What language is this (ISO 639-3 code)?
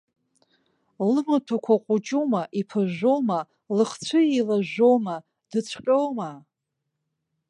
abk